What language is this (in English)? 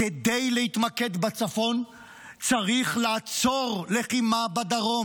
Hebrew